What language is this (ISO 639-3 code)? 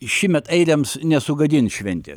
lit